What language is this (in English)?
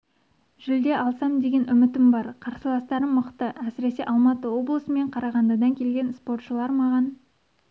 Kazakh